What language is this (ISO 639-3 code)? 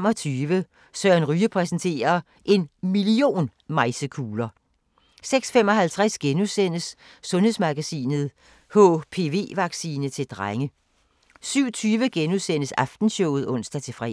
dan